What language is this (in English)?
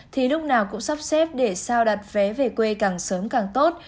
Vietnamese